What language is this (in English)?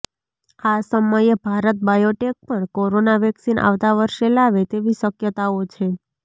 Gujarati